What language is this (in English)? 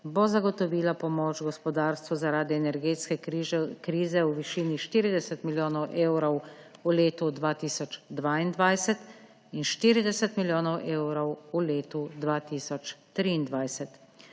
Slovenian